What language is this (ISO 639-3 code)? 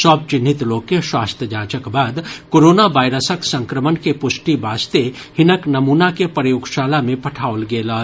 mai